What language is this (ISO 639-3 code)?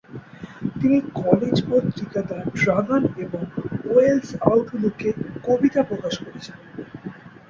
ben